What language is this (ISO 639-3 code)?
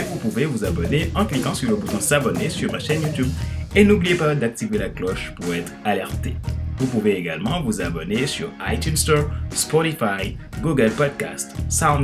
fra